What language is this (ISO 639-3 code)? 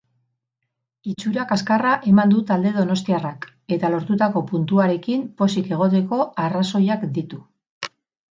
eus